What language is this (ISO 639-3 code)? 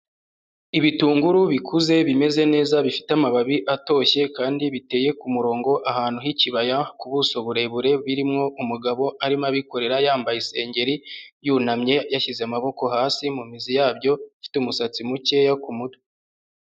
kin